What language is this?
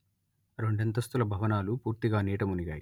Telugu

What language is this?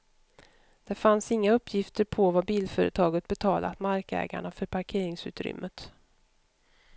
Swedish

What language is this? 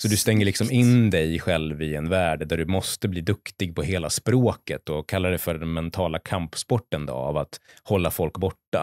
Swedish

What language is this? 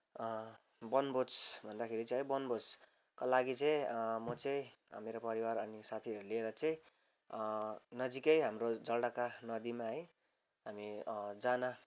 Nepali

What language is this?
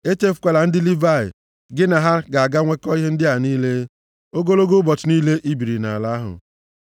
Igbo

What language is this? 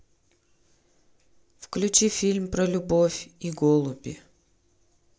Russian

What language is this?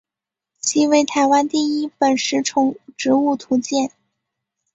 Chinese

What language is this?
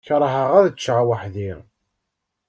Kabyle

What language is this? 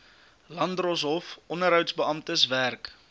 Afrikaans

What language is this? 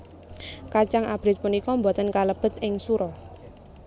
Javanese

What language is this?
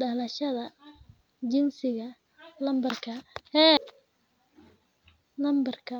Somali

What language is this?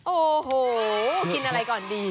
Thai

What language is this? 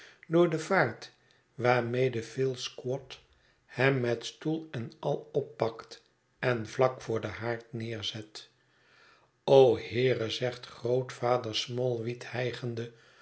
Dutch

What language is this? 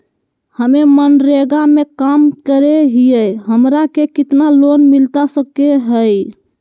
Magahi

